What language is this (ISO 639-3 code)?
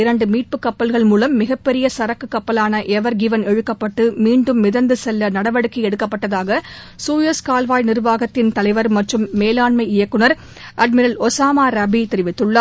tam